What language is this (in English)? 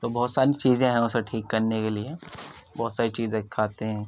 Urdu